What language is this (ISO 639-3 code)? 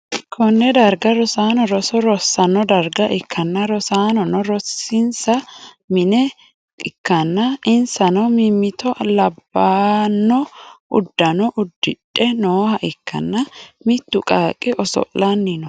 sid